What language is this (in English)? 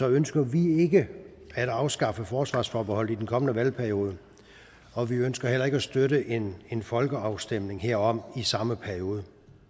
Danish